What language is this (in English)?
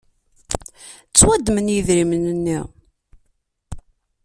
Kabyle